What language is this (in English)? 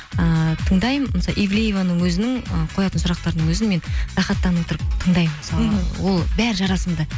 Kazakh